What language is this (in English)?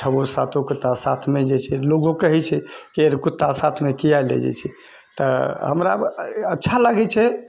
Maithili